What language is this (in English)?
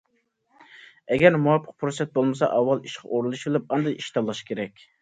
Uyghur